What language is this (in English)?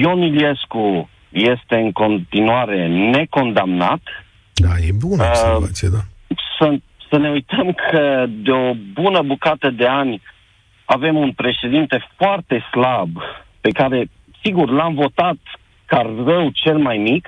Romanian